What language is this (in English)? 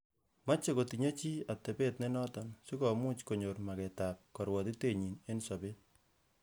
Kalenjin